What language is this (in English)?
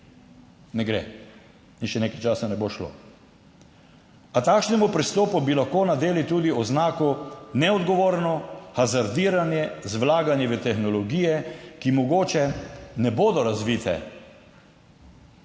Slovenian